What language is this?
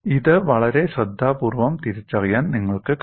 Malayalam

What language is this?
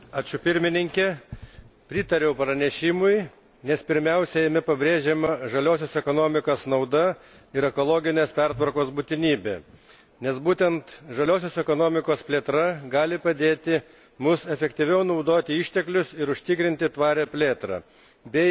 Lithuanian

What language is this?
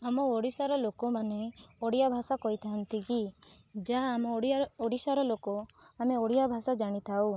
Odia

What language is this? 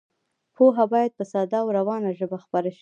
Pashto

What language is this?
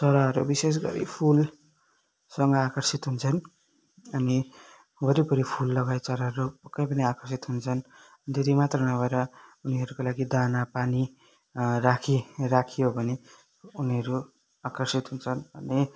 Nepali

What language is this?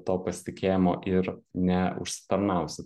Lithuanian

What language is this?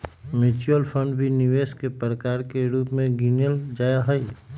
Magahi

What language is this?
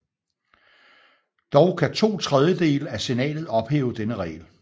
Danish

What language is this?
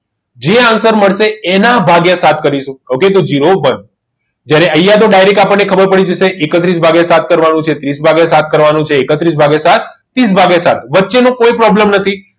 Gujarati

